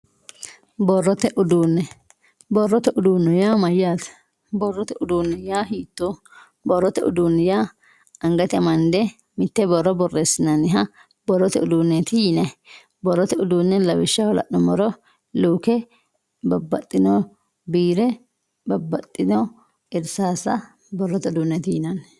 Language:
Sidamo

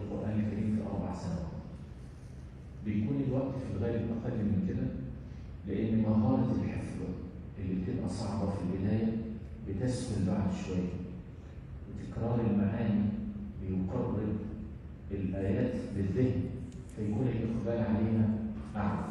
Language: Arabic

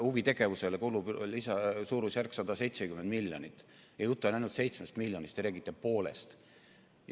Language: Estonian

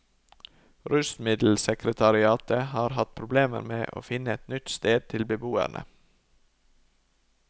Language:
Norwegian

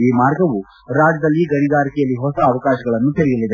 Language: Kannada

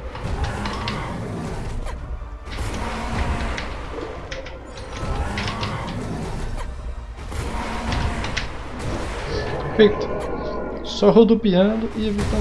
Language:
Portuguese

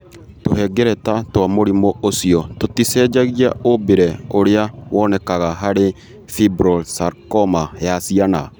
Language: Kikuyu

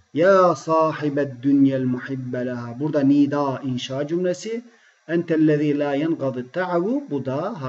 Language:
Turkish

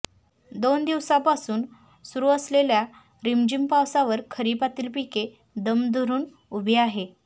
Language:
Marathi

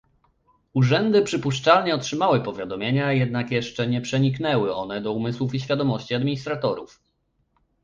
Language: Polish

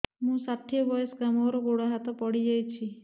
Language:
Odia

